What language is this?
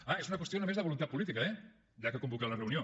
Catalan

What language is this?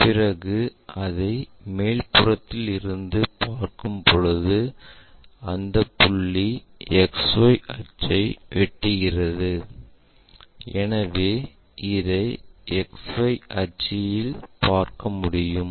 Tamil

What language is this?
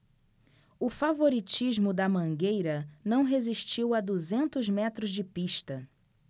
Portuguese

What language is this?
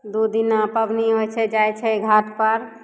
Maithili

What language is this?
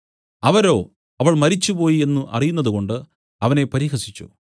Malayalam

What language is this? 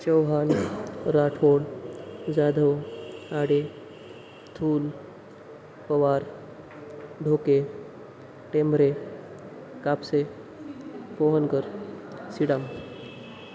Marathi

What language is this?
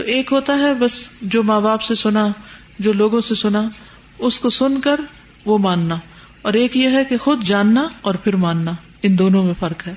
Urdu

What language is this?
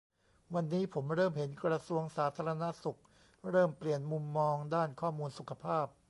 Thai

